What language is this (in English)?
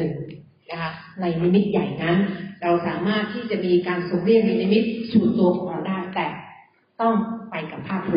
Thai